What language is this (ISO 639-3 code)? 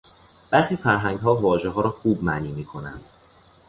fas